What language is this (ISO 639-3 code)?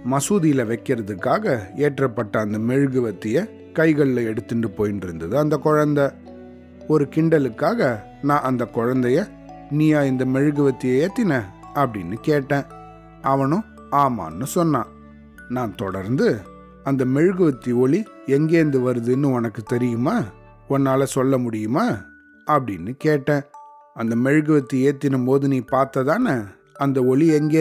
tam